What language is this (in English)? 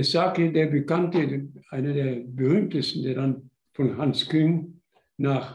German